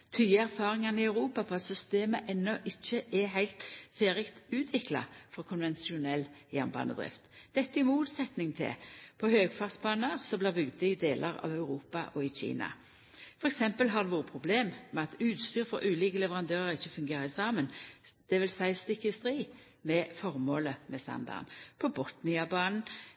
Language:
Norwegian Nynorsk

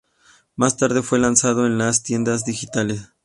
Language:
Spanish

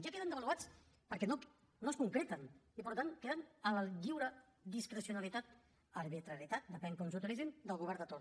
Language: Catalan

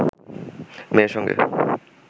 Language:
Bangla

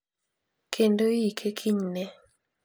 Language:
Luo (Kenya and Tanzania)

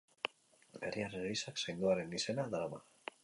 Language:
Basque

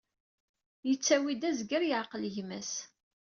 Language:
Kabyle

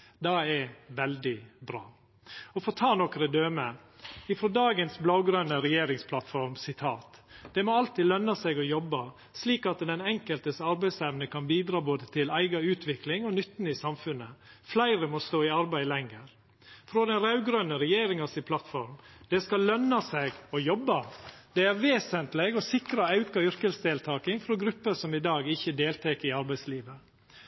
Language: Norwegian Nynorsk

